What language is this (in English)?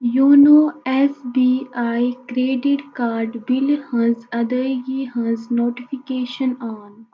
Kashmiri